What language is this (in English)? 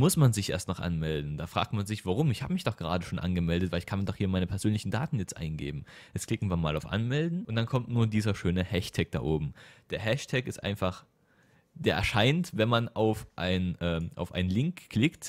German